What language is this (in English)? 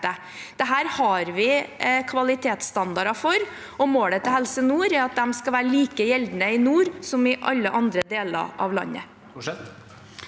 Norwegian